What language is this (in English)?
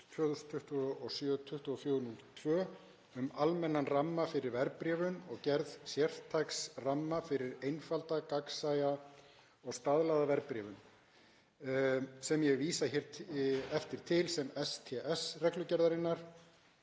Icelandic